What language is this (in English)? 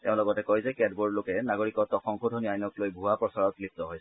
Assamese